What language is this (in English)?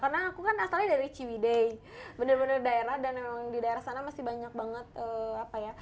Indonesian